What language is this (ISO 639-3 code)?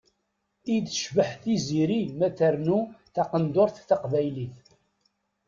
kab